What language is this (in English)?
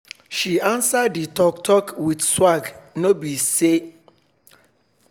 Nigerian Pidgin